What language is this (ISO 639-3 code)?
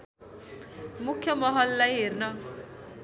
nep